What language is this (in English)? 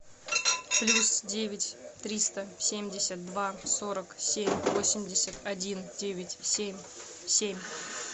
Russian